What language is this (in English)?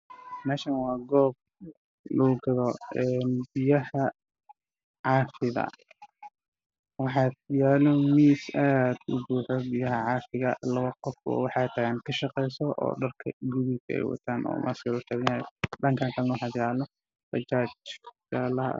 Somali